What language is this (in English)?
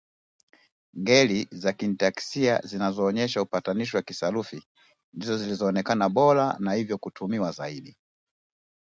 Swahili